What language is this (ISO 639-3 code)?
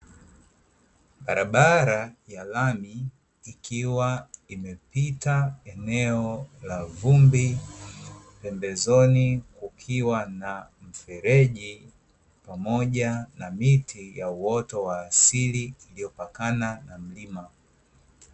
swa